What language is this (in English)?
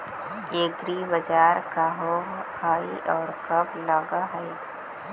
Magahi